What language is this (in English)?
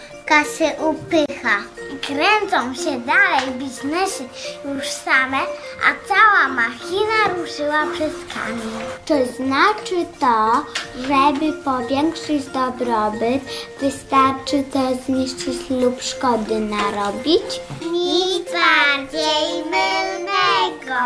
Polish